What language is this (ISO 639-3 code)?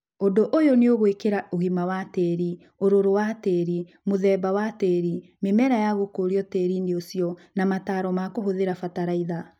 kik